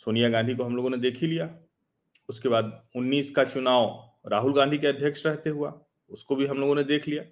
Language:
Hindi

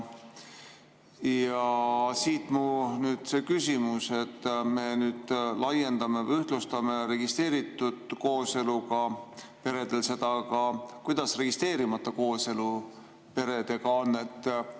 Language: Estonian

